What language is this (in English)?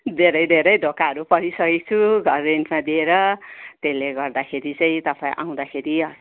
Nepali